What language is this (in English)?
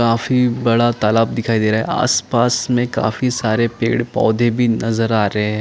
Hindi